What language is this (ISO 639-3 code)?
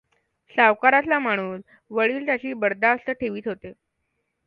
mar